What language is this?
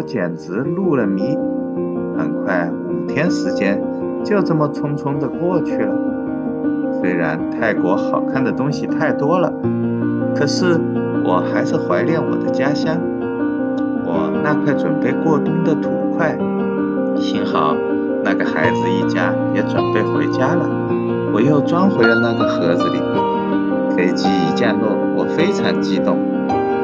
Chinese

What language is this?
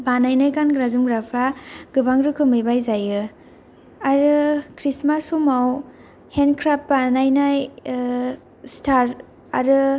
Bodo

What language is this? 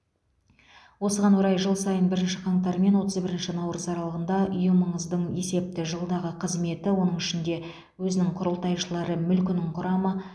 Kazakh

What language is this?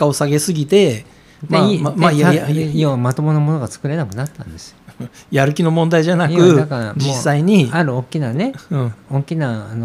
Japanese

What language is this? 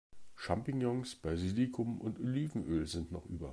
German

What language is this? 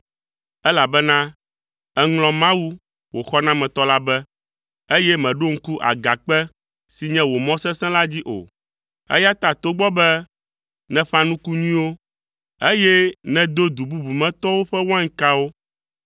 Ewe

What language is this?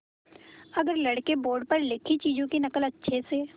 Hindi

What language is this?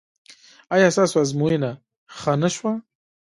Pashto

